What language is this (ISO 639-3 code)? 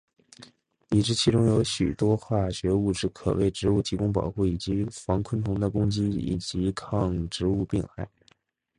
zho